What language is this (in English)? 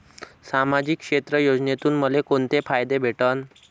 Marathi